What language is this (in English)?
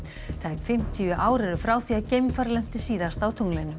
Icelandic